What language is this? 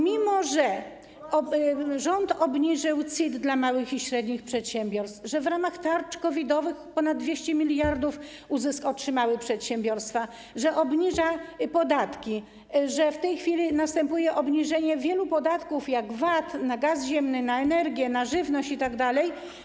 Polish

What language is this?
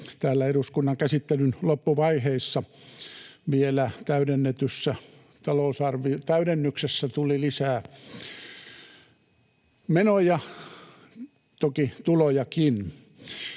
Finnish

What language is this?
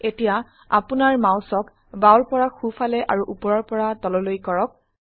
Assamese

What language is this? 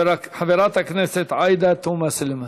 Hebrew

